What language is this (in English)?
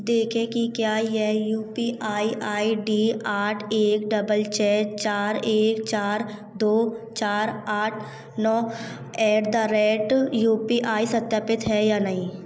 Hindi